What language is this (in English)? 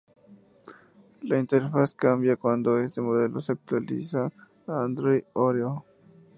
Spanish